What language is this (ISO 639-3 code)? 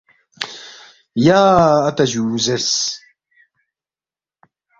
bft